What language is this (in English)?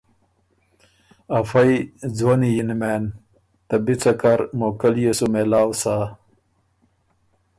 Ormuri